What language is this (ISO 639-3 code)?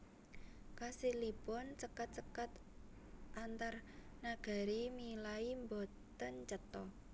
jav